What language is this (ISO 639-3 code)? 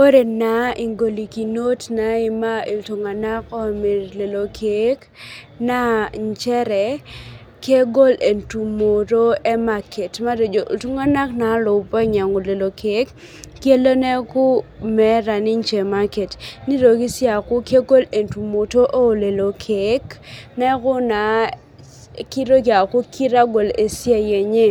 mas